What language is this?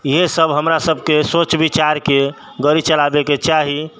Maithili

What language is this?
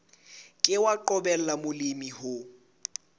Southern Sotho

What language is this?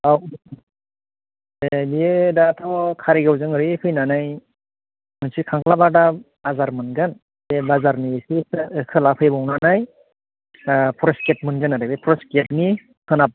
Bodo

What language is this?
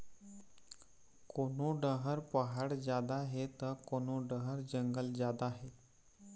Chhattisgarhi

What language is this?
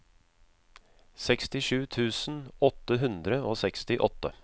Norwegian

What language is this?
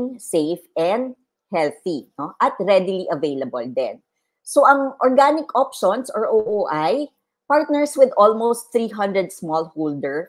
Filipino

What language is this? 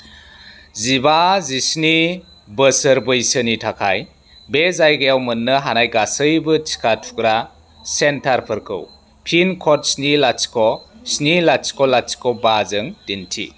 Bodo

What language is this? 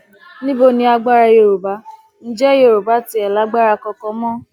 Yoruba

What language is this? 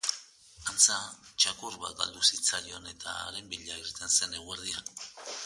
Basque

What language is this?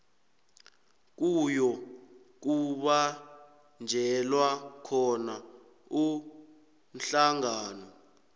South Ndebele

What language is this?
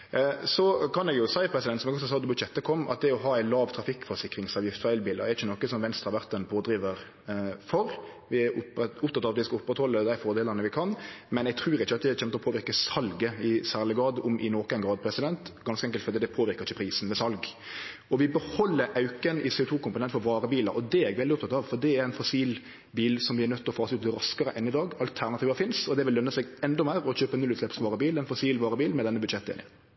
Norwegian Nynorsk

